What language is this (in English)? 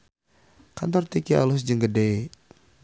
Sundanese